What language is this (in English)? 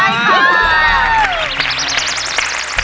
Thai